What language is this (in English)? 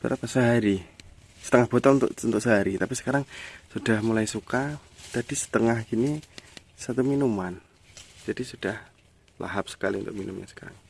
Indonesian